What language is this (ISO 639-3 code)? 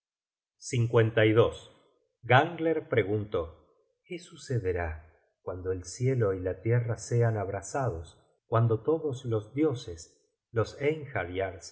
spa